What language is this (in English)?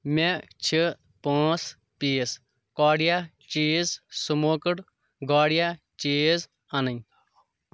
Kashmiri